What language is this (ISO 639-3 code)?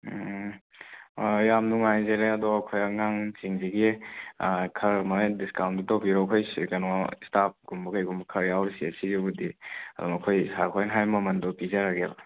mni